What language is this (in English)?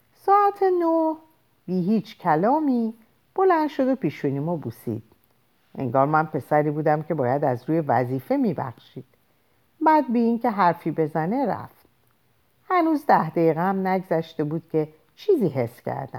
Persian